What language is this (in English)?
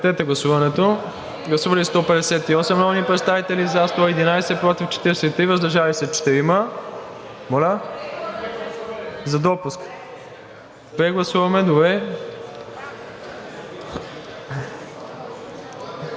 Bulgarian